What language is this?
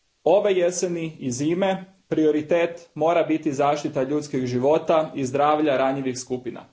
Croatian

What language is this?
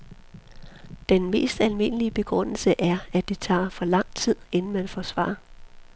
Danish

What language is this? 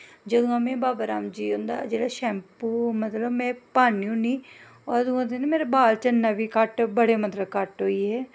Dogri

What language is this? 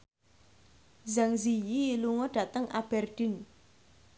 Javanese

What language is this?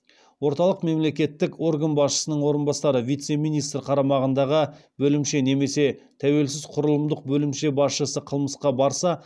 Kazakh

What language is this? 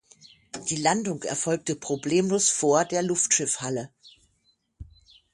German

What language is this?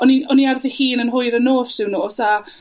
Welsh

